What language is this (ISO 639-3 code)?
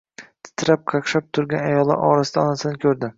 uzb